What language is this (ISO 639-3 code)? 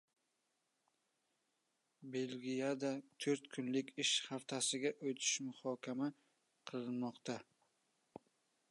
uzb